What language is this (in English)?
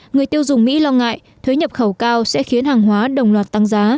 Vietnamese